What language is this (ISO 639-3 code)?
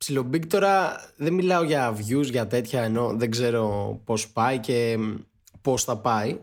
ell